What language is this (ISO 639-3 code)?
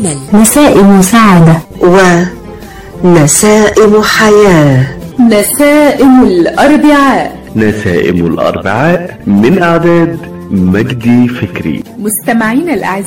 ara